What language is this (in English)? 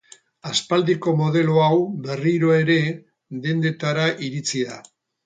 Basque